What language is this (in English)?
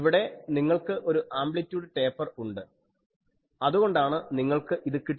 Malayalam